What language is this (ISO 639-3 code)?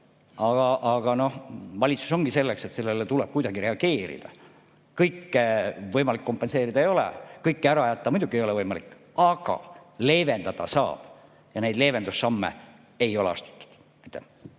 est